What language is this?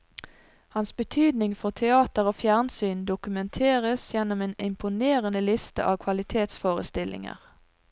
Norwegian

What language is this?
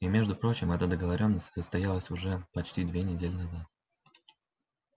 Russian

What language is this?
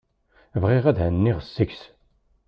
Kabyle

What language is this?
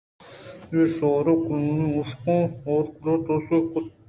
Eastern Balochi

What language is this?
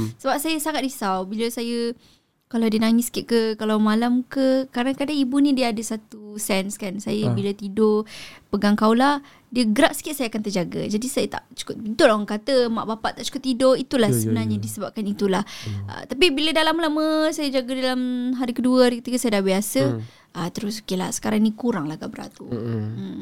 Malay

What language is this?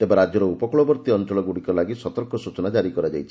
Odia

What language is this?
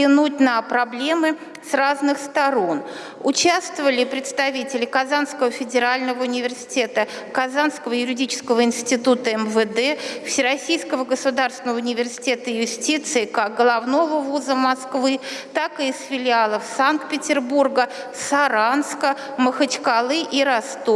Russian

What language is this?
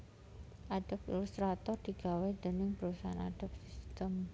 Javanese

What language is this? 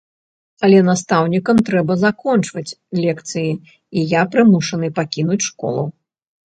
Belarusian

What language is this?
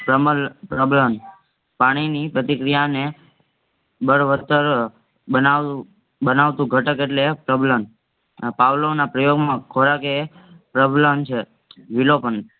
Gujarati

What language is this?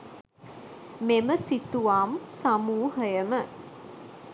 Sinhala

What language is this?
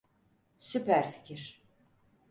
Turkish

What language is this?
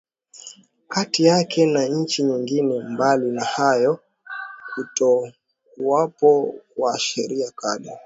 Swahili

